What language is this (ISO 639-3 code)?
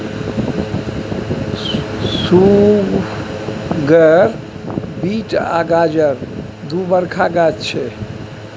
mai